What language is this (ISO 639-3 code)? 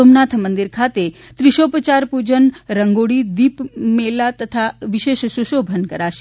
guj